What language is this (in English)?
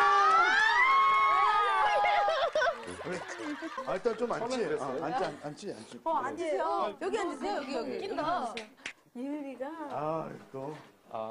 Korean